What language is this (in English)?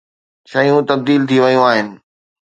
Sindhi